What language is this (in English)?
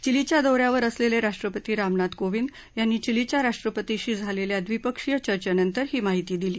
Marathi